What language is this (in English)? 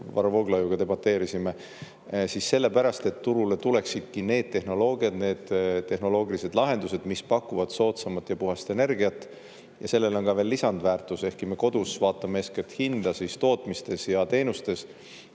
Estonian